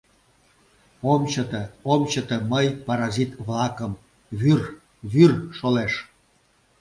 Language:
Mari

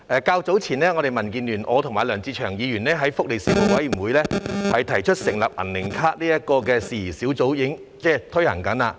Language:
Cantonese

